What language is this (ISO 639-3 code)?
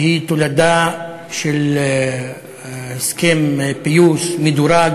heb